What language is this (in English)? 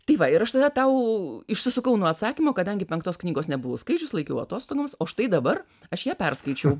Lithuanian